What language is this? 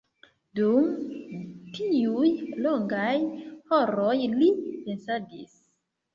Esperanto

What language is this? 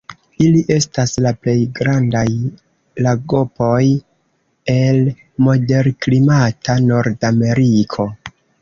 Esperanto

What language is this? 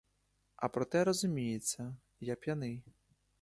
Ukrainian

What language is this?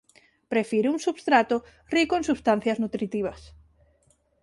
Galician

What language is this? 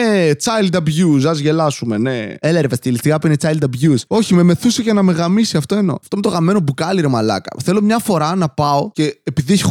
Greek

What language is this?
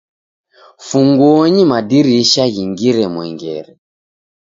Taita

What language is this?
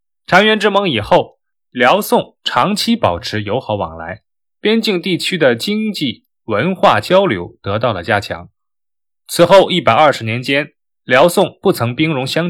Chinese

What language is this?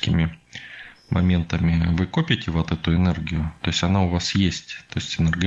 Russian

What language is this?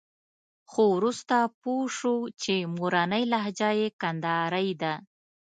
Pashto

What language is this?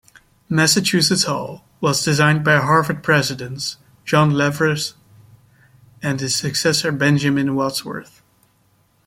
English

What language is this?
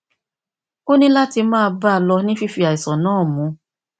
Yoruba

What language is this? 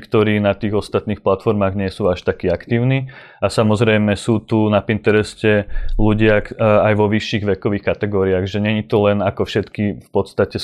Slovak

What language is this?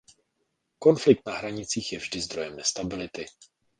Czech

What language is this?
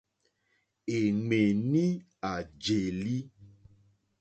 Mokpwe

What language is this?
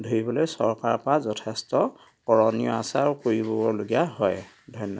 Assamese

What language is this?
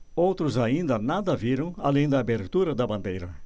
Portuguese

